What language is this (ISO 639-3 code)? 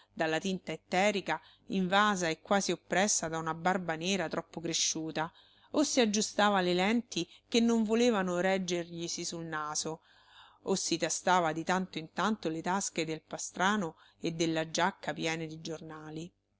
ita